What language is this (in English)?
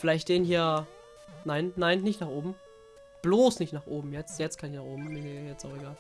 German